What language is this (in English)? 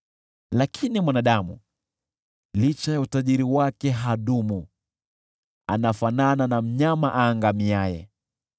Swahili